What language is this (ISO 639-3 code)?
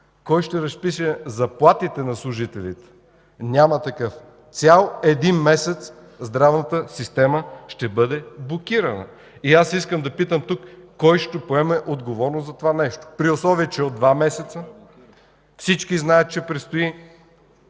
bul